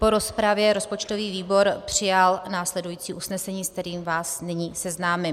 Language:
Czech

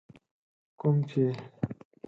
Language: Pashto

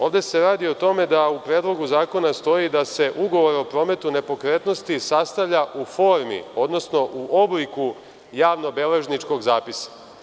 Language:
Serbian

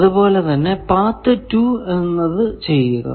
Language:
Malayalam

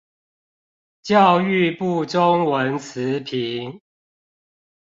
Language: Chinese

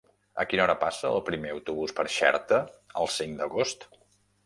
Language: Catalan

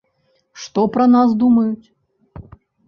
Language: Belarusian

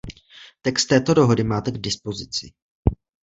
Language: Czech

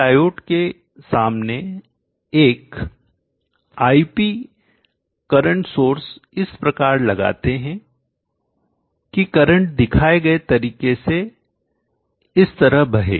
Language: Hindi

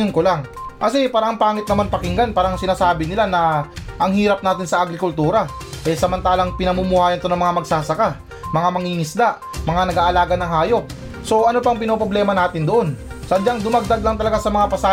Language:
Filipino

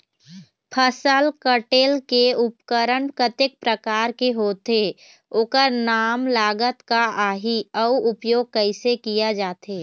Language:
Chhattisgarhi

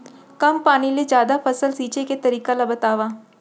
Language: Chhattisgarhi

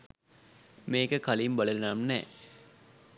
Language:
Sinhala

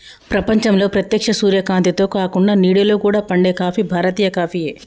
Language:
Telugu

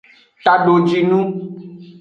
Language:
Aja (Benin)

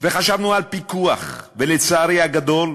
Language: Hebrew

